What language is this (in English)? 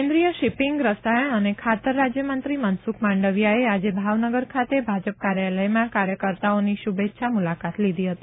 Gujarati